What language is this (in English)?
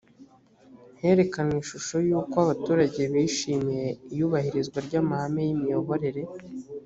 Kinyarwanda